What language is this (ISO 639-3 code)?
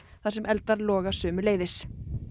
isl